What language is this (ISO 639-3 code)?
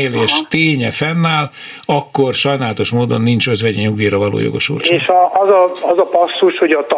hun